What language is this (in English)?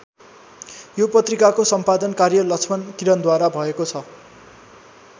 Nepali